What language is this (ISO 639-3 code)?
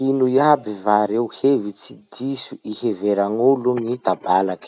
msh